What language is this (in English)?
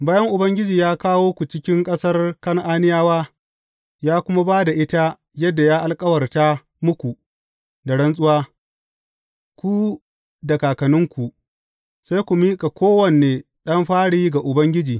Hausa